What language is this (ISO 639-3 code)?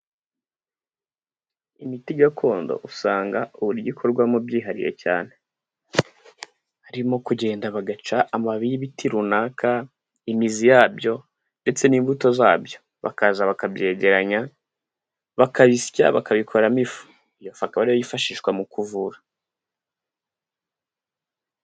kin